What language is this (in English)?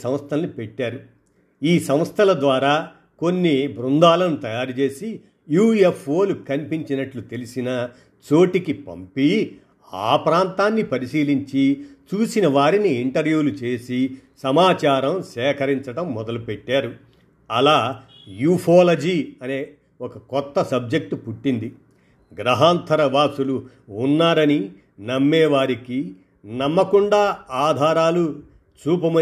Telugu